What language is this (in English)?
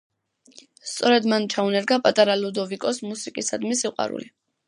Georgian